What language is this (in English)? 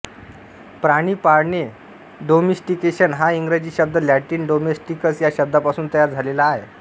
Marathi